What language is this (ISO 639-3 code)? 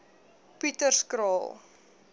afr